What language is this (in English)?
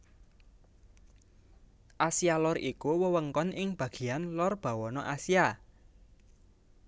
Javanese